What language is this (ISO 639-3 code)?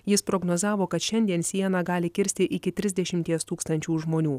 lit